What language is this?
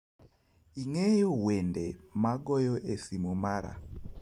Luo (Kenya and Tanzania)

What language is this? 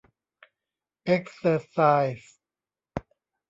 Thai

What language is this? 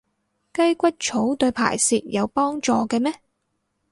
Cantonese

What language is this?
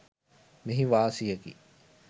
Sinhala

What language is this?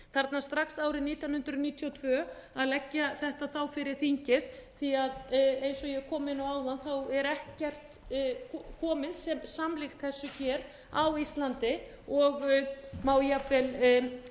Icelandic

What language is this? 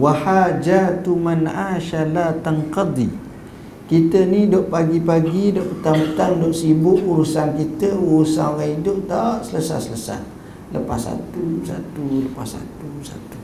Malay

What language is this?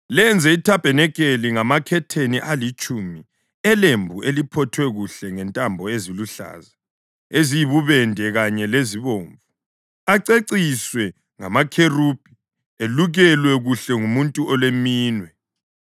North Ndebele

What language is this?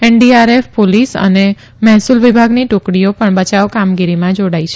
Gujarati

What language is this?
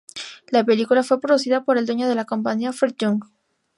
Spanish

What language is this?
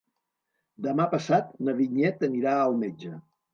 Catalan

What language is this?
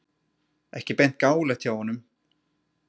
Icelandic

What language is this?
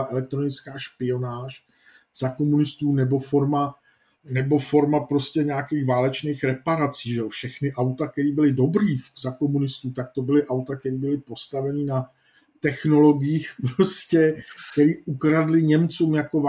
Czech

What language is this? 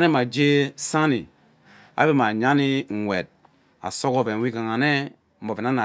Ubaghara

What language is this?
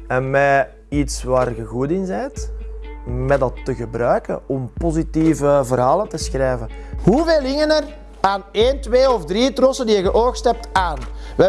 Dutch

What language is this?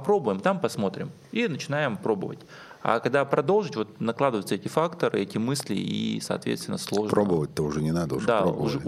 Russian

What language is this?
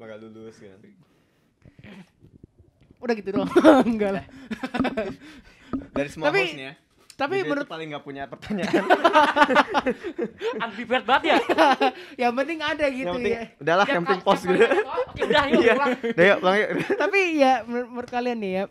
Indonesian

